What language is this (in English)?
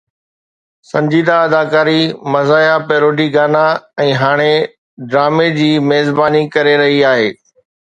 Sindhi